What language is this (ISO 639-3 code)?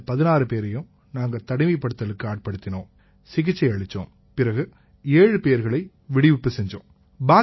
tam